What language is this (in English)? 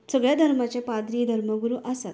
Konkani